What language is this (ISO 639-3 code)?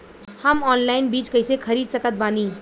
bho